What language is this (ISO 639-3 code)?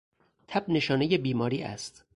fas